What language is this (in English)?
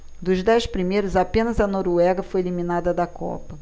Portuguese